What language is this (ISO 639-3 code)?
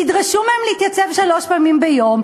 heb